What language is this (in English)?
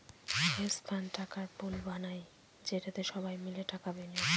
Bangla